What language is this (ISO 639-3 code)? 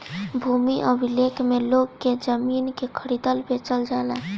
bho